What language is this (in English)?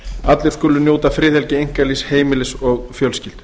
Icelandic